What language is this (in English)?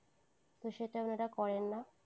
Bangla